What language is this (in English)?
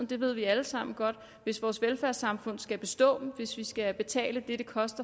Danish